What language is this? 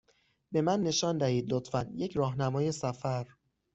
Persian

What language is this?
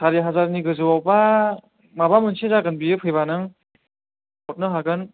Bodo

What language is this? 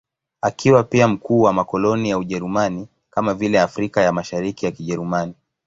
Swahili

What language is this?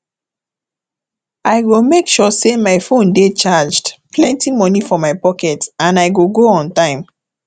Nigerian Pidgin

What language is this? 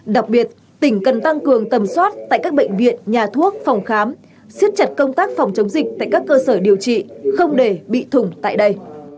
Vietnamese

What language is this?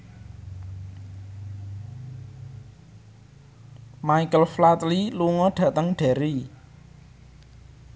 Javanese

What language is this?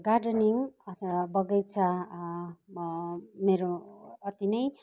Nepali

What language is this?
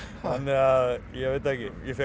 Icelandic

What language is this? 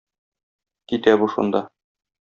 Tatar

